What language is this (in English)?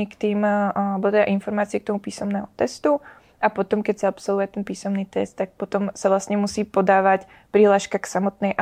Czech